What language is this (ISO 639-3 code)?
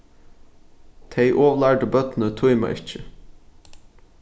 fao